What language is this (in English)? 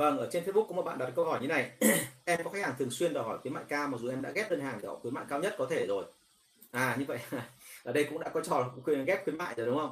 Vietnamese